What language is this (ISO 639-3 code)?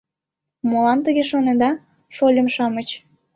chm